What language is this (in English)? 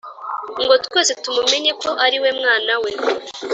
Kinyarwanda